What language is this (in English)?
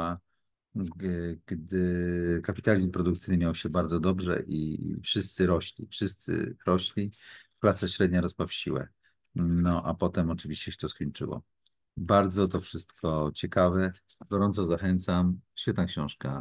Polish